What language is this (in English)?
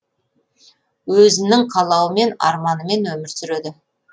Kazakh